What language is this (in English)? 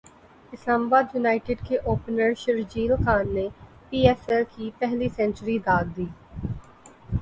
Urdu